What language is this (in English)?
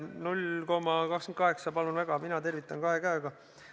Estonian